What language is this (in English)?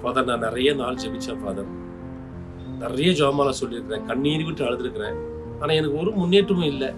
Turkish